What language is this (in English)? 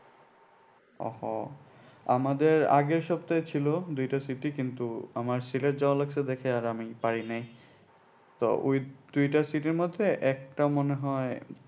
Bangla